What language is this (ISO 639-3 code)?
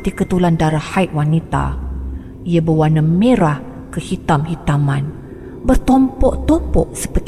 msa